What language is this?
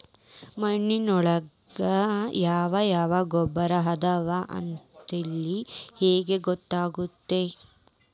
Kannada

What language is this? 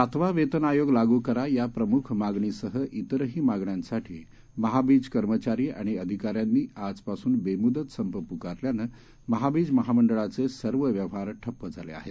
Marathi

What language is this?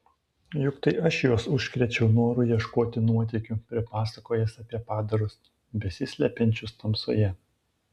Lithuanian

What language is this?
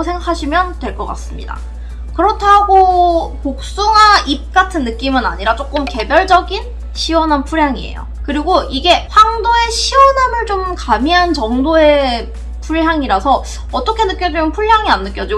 Korean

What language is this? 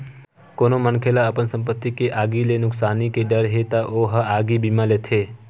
Chhattisgarhi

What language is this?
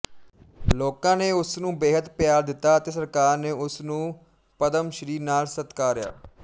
Punjabi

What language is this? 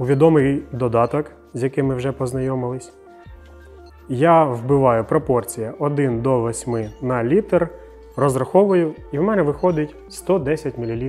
Ukrainian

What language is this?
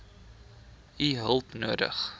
Afrikaans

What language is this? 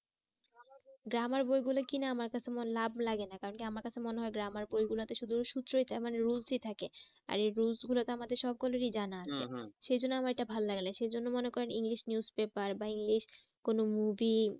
Bangla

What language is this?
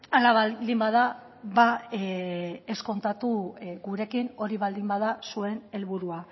Basque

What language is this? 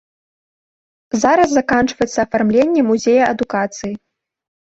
Belarusian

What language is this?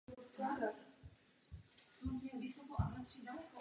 Czech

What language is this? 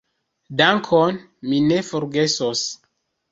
Esperanto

